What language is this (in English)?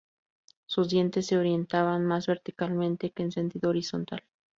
Spanish